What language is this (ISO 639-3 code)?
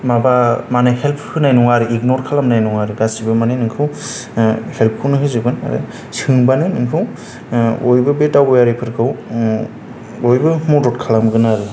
brx